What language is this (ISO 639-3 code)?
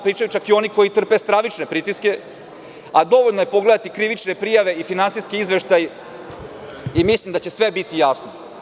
srp